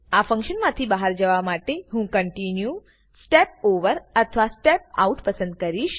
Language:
Gujarati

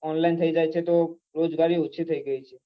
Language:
Gujarati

